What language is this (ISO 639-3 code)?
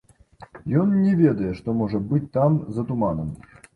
bel